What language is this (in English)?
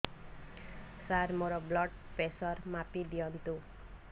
Odia